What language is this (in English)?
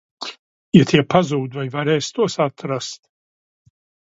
Latvian